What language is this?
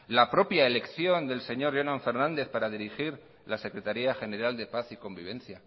Spanish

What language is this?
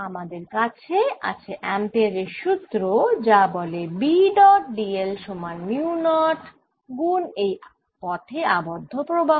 Bangla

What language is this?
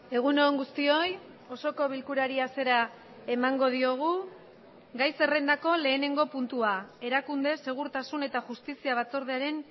Basque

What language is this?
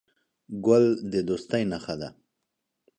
Pashto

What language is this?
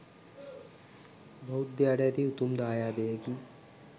Sinhala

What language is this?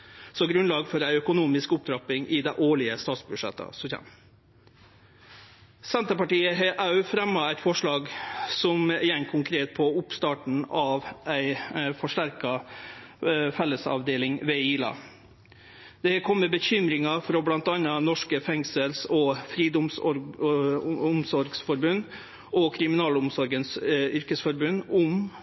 Norwegian Nynorsk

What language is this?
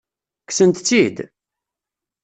Kabyle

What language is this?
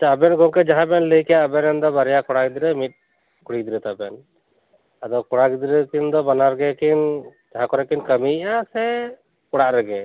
Santali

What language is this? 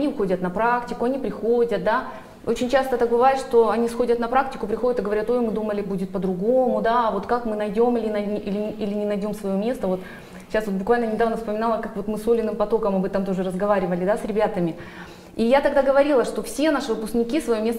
Russian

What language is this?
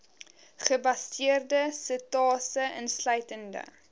Afrikaans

